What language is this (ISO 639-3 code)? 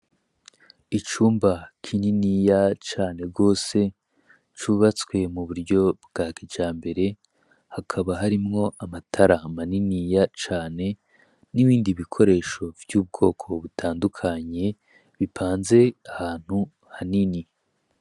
run